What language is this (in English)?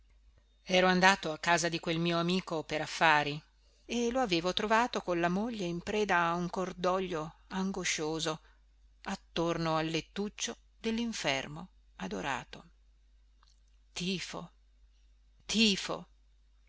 Italian